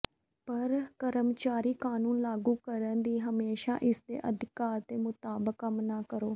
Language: Punjabi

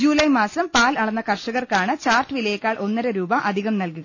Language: Malayalam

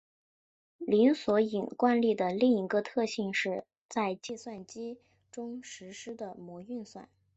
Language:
Chinese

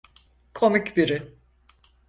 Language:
Turkish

